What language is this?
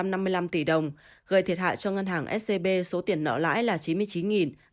Vietnamese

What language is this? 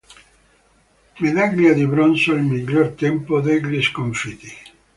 Italian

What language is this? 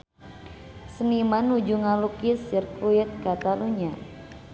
Sundanese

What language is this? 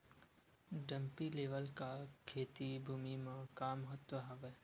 Chhattisgarhi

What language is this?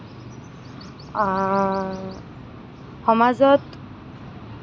Assamese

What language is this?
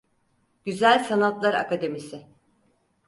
Turkish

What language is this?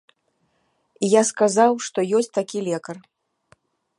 Belarusian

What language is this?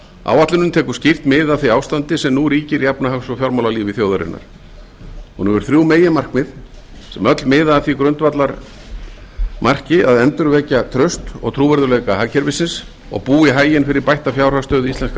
Icelandic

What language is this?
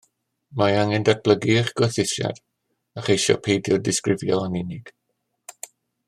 Welsh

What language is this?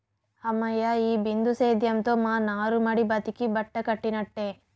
Telugu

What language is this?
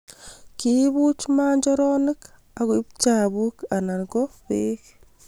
Kalenjin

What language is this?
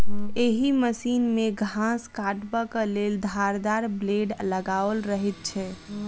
Maithili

